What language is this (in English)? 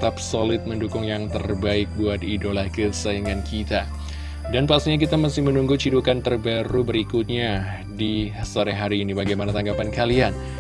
Indonesian